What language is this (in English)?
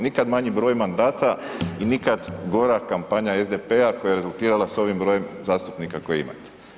Croatian